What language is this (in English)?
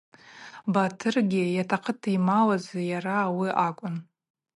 Abaza